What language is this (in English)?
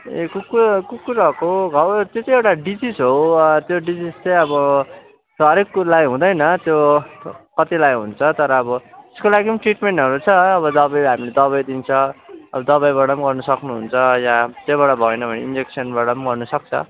Nepali